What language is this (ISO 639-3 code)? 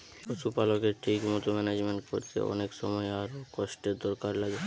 ben